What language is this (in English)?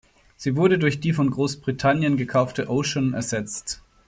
German